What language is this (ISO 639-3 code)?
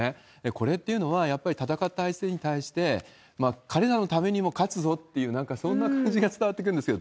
jpn